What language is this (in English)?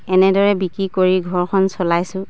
Assamese